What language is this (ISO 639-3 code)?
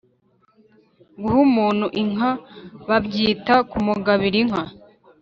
kin